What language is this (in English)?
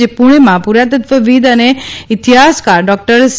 Gujarati